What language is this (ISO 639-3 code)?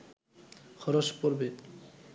ben